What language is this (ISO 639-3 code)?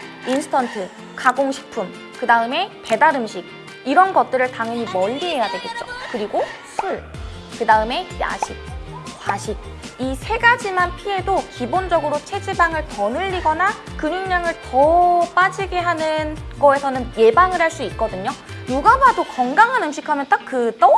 kor